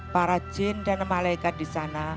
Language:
Indonesian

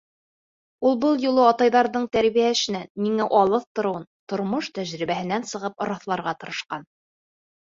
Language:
Bashkir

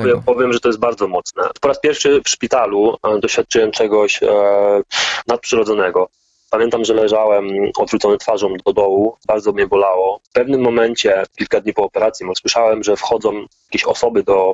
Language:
Polish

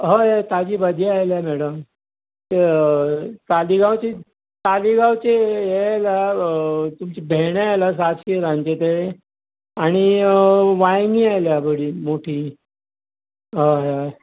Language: Konkani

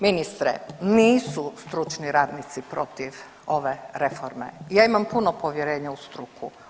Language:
Croatian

